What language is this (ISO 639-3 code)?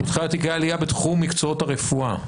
heb